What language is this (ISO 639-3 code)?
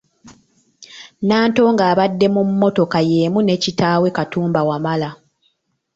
lug